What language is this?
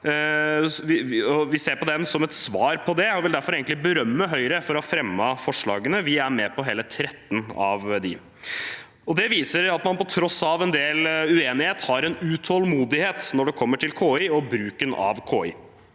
Norwegian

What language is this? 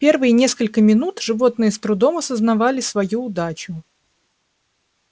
Russian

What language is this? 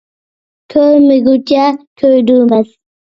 Uyghur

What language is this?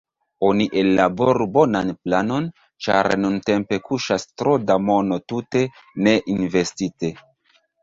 Esperanto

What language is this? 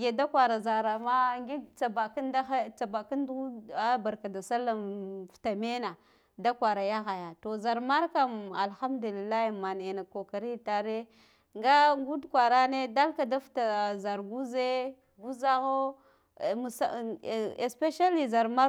Guduf-Gava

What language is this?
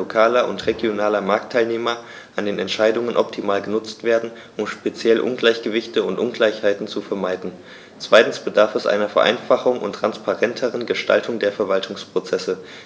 German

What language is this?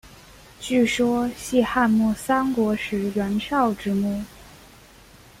Chinese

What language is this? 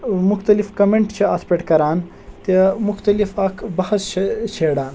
Kashmiri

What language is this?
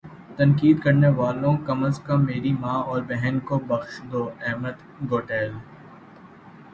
Urdu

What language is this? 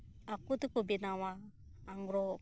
Santali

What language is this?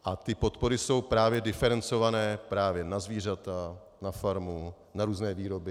Czech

